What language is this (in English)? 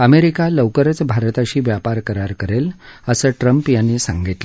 Marathi